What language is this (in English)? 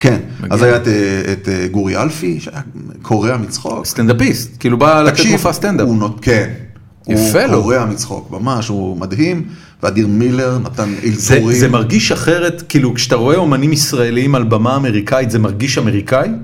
Hebrew